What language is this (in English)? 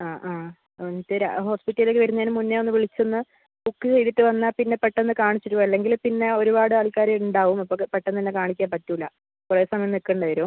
Malayalam